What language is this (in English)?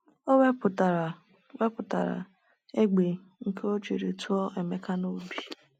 Igbo